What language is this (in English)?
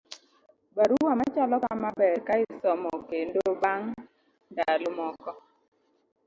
Luo (Kenya and Tanzania)